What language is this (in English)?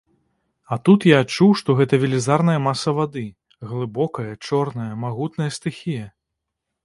Belarusian